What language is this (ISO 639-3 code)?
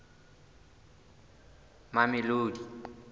sot